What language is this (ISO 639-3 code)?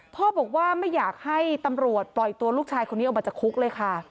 tha